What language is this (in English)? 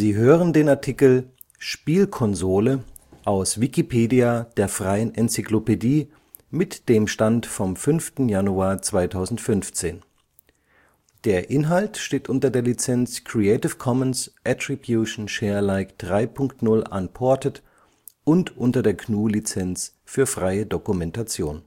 German